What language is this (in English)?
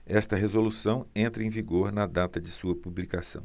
Portuguese